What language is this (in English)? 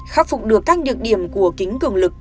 Vietnamese